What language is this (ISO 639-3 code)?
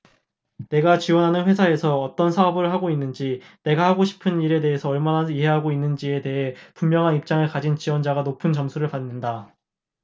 kor